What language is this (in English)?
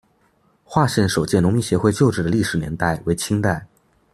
Chinese